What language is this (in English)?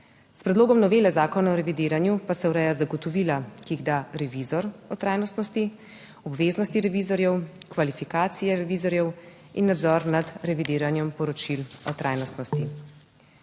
Slovenian